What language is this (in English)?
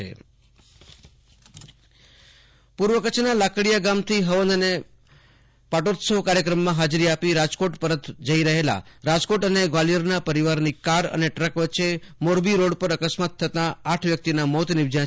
Gujarati